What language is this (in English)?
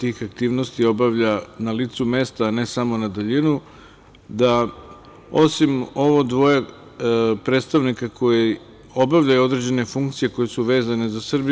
Serbian